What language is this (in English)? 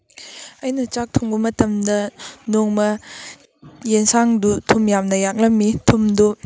Manipuri